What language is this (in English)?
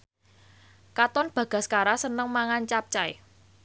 Javanese